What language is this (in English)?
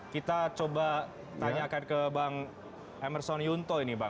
Indonesian